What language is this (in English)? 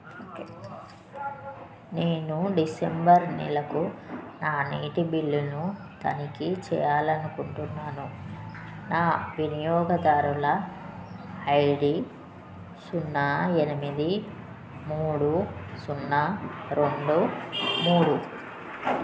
Telugu